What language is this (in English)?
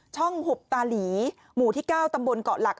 Thai